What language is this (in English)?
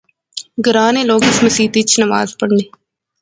Pahari-Potwari